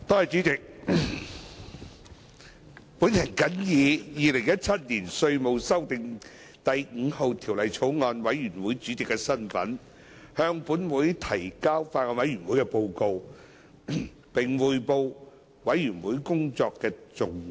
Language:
Cantonese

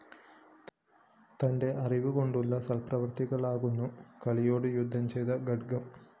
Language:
Malayalam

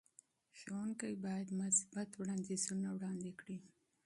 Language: Pashto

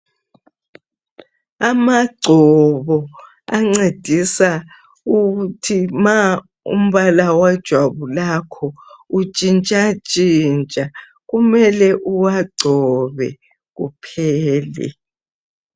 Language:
North Ndebele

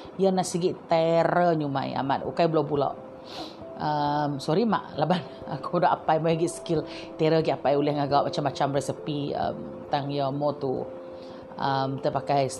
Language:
Malay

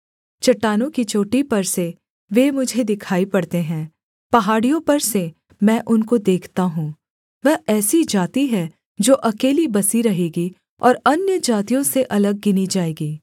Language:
Hindi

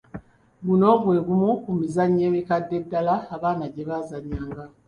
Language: Ganda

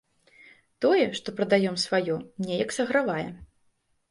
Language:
Belarusian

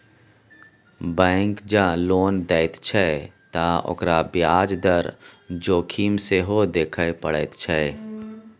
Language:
Maithili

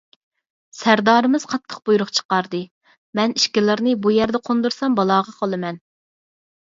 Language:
Uyghur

